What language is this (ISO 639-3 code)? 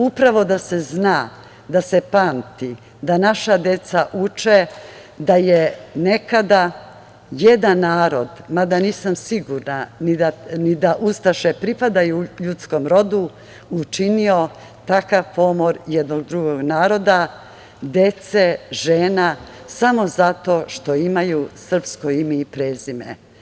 srp